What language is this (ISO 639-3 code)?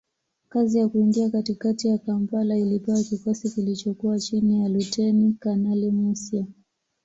swa